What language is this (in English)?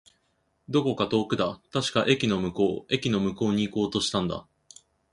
Japanese